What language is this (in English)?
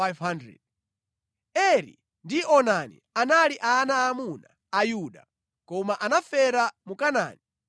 Nyanja